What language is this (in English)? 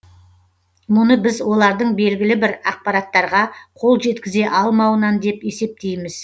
Kazakh